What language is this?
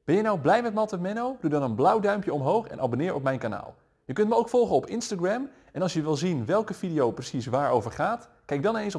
Dutch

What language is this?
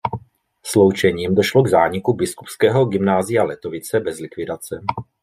Czech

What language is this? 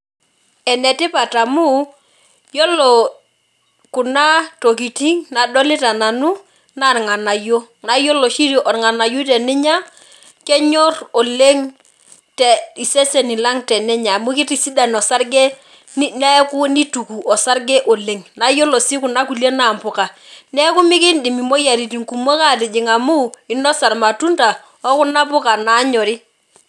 Masai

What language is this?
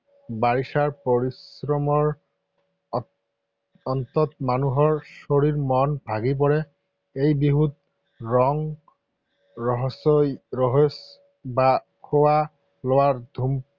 Assamese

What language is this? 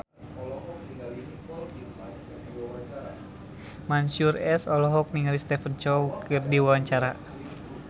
Sundanese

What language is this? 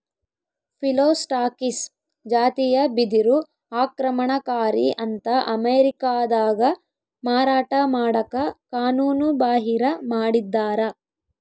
Kannada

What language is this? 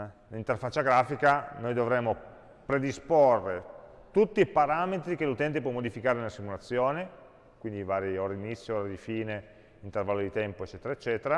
Italian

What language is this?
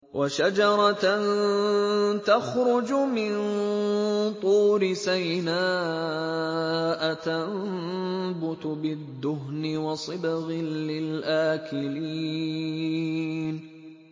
Arabic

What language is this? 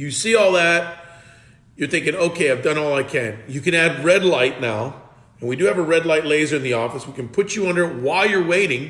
English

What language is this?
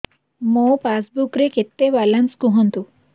Odia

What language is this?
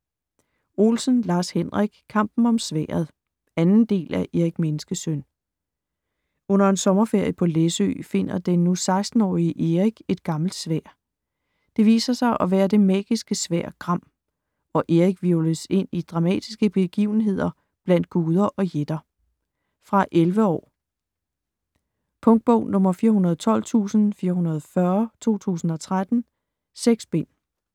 Danish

